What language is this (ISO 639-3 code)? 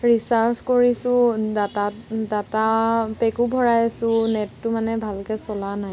asm